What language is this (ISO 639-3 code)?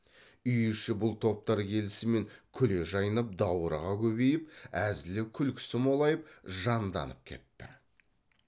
kaz